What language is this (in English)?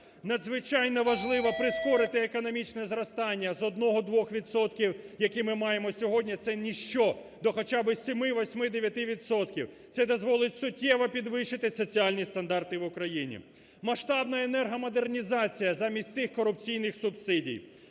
Ukrainian